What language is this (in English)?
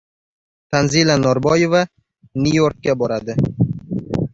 Uzbek